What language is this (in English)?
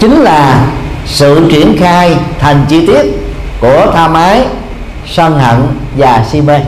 Vietnamese